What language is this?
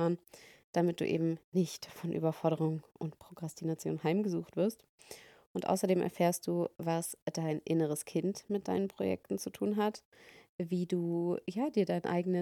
German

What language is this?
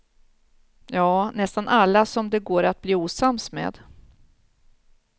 Swedish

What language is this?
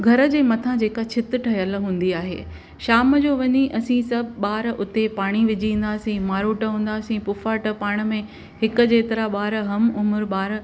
Sindhi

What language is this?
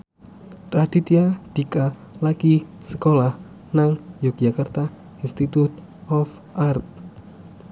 Javanese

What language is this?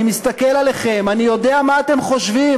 Hebrew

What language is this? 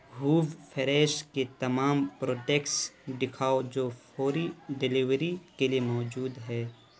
Urdu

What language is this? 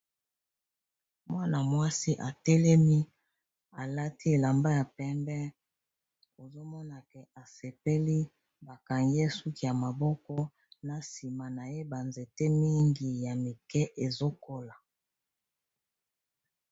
Lingala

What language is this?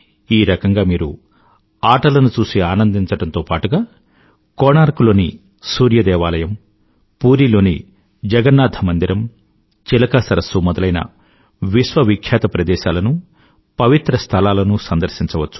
Telugu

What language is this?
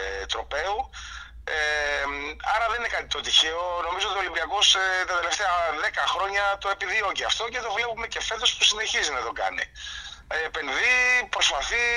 Greek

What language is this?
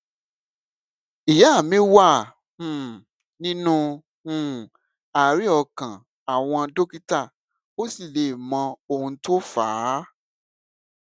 Yoruba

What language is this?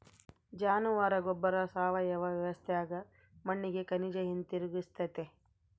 Kannada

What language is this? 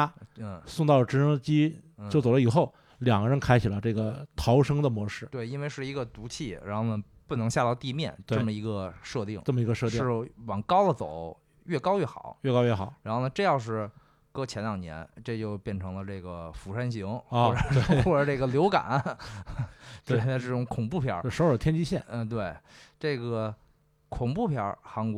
Chinese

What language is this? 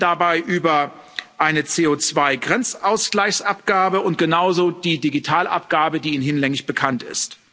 German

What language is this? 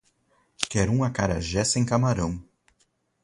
Portuguese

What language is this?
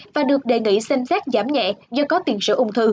Vietnamese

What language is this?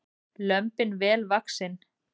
Icelandic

